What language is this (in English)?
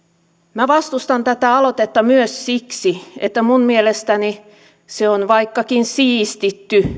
Finnish